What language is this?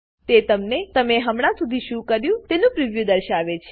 Gujarati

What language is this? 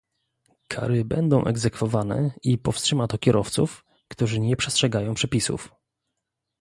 Polish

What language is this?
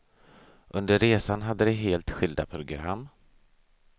Swedish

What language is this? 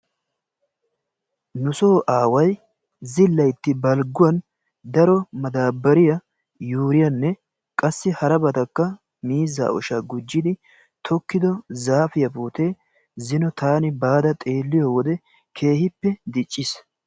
Wolaytta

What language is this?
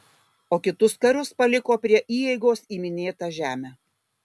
Lithuanian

